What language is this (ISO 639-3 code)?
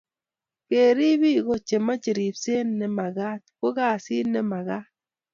kln